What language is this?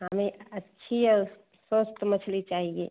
Hindi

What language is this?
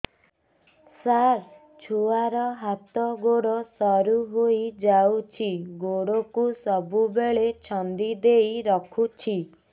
Odia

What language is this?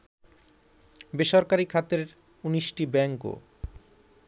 Bangla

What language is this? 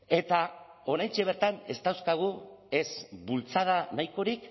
Basque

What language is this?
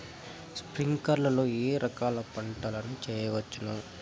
Telugu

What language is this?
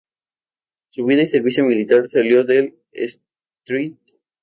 Spanish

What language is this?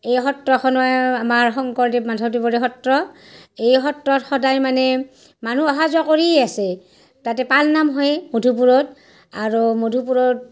Assamese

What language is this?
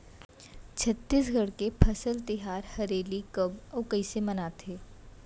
Chhattisgarhi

